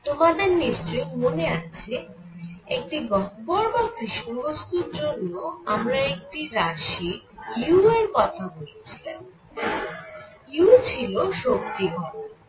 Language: Bangla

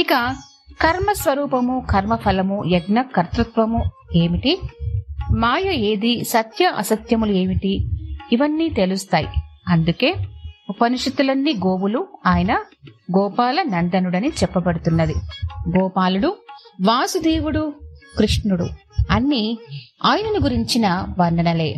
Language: Telugu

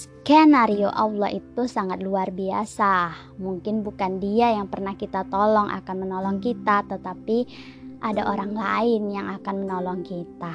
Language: Indonesian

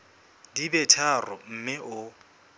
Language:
Southern Sotho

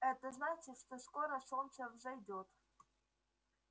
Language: Russian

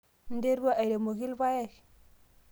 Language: Masai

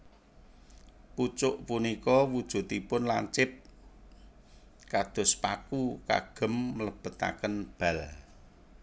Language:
Javanese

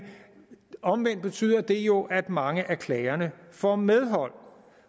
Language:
Danish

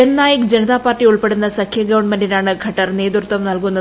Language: Malayalam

